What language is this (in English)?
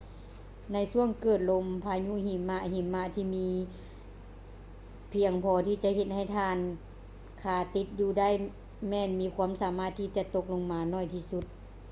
Lao